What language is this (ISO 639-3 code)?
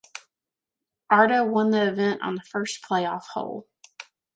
eng